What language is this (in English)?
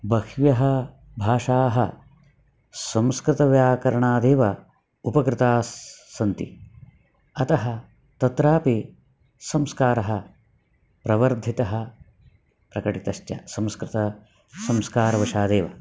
Sanskrit